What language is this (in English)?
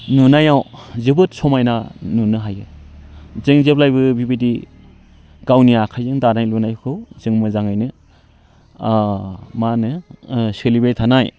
Bodo